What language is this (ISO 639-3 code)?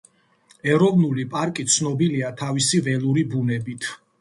kat